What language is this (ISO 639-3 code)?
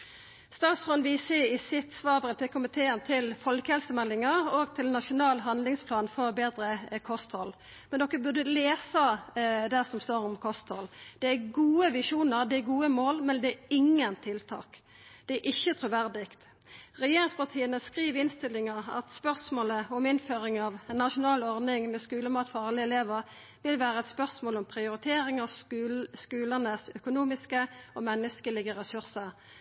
nno